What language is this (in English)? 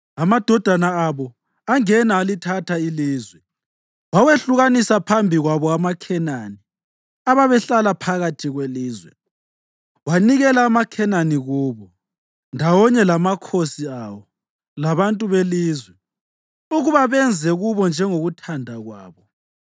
North Ndebele